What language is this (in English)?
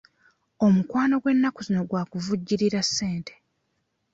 Ganda